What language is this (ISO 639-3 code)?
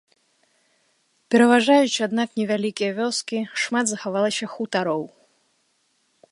bel